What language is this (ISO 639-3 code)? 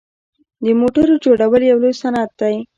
pus